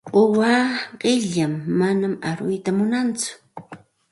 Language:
Santa Ana de Tusi Pasco Quechua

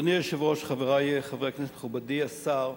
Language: Hebrew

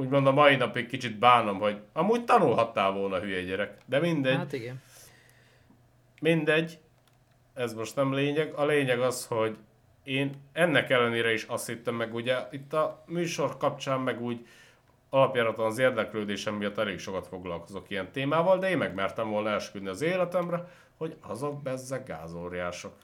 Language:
Hungarian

